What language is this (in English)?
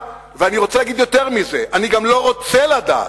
Hebrew